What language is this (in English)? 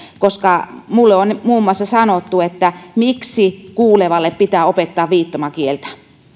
Finnish